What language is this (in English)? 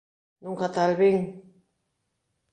Galician